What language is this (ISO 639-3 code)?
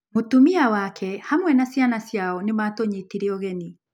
kik